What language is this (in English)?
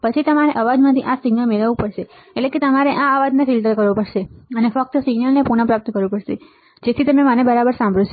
Gujarati